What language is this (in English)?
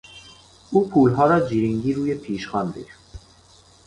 Persian